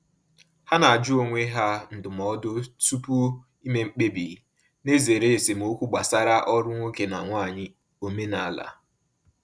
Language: Igbo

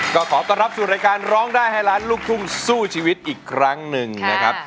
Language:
Thai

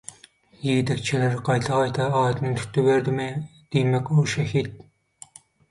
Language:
Turkmen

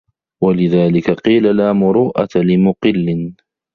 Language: Arabic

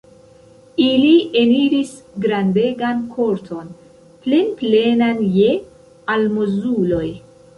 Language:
Esperanto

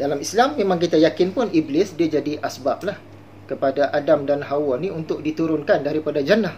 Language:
Malay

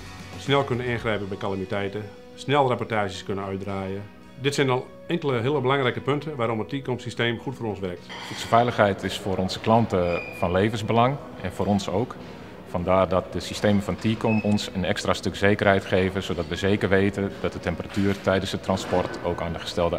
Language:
Dutch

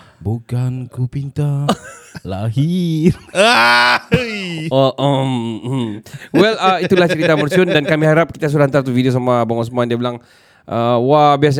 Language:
Malay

